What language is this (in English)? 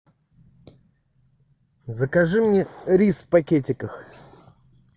Russian